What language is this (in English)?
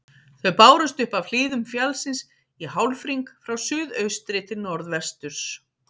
Icelandic